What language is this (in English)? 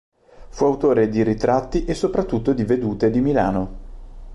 Italian